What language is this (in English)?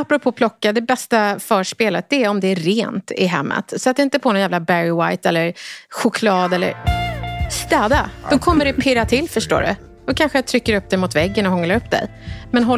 Swedish